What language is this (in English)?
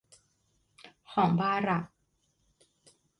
Thai